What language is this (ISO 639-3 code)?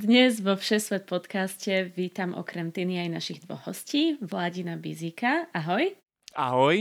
slk